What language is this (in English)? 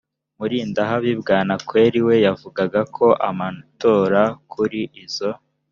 Kinyarwanda